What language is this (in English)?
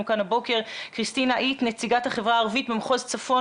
Hebrew